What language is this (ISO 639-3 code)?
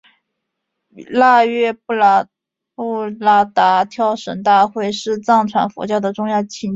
zho